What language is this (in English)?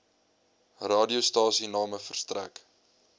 Afrikaans